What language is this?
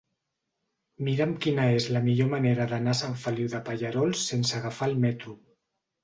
Catalan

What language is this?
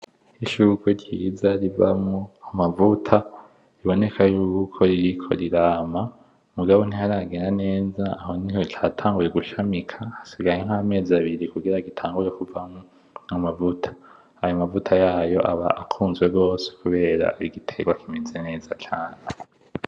Rundi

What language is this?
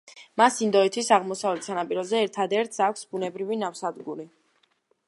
Georgian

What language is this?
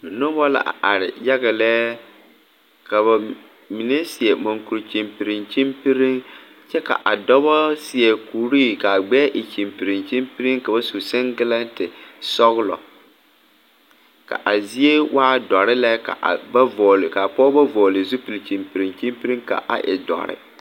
Southern Dagaare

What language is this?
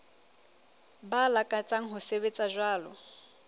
Southern Sotho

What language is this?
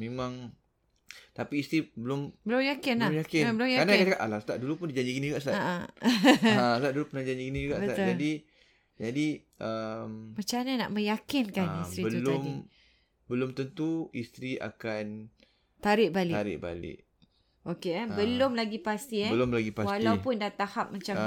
Malay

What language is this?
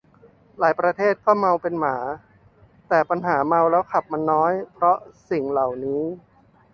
Thai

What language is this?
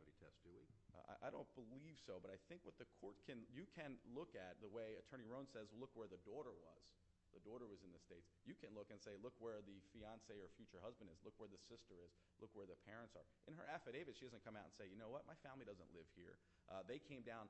English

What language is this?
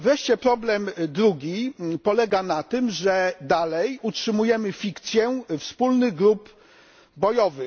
Polish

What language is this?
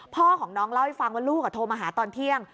Thai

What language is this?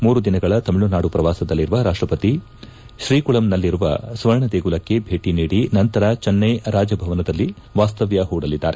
Kannada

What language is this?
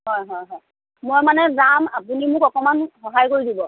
Assamese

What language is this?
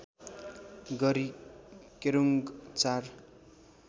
Nepali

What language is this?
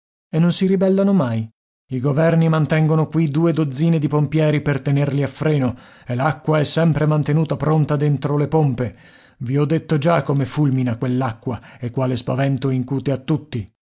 Italian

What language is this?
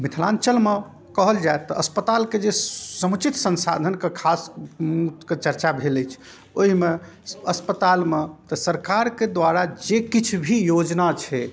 Maithili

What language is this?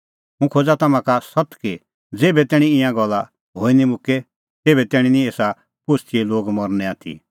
Kullu Pahari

